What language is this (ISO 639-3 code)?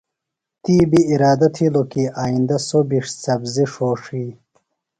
phl